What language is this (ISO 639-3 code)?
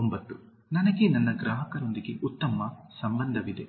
kan